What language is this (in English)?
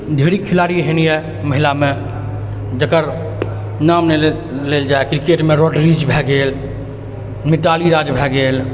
Maithili